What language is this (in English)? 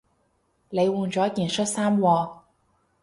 Cantonese